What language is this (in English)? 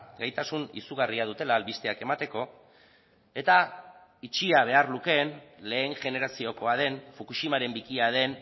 Basque